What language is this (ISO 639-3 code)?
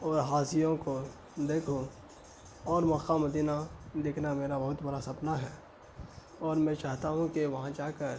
urd